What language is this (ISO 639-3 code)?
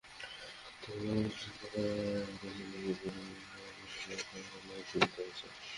ben